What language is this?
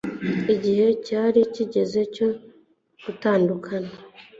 Kinyarwanda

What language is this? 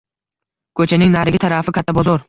Uzbek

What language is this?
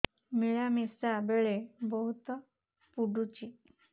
Odia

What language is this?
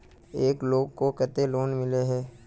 Magahi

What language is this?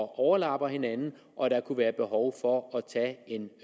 Danish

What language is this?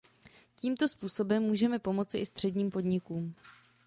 Czech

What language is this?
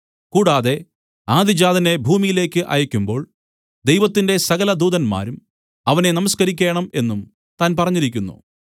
Malayalam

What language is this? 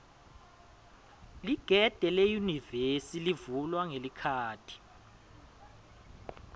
Swati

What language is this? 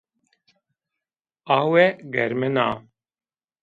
Zaza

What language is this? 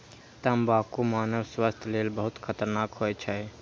Maithili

